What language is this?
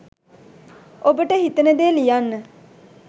Sinhala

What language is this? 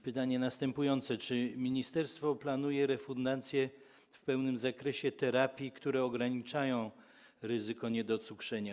Polish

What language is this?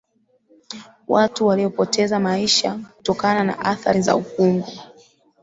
Swahili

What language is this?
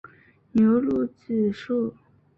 Chinese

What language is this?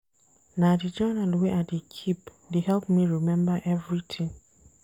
Nigerian Pidgin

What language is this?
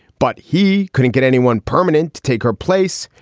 English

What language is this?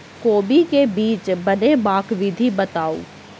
Maithili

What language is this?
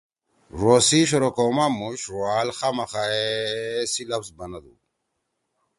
Torwali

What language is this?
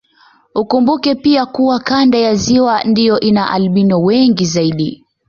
Swahili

